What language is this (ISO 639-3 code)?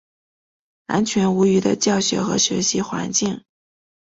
zho